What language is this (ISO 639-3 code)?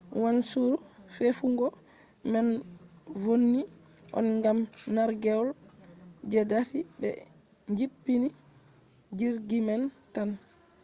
ful